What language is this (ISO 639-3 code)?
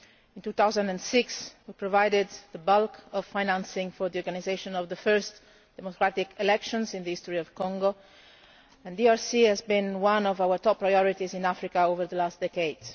eng